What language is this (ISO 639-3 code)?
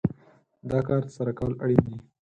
pus